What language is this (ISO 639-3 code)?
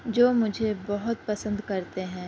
urd